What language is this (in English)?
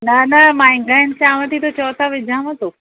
Sindhi